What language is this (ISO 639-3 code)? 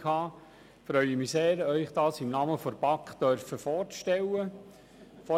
gsw